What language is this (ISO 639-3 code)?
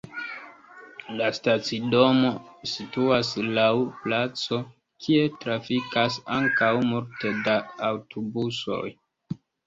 epo